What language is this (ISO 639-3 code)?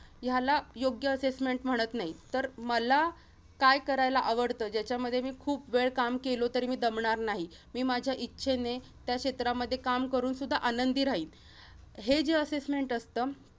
mar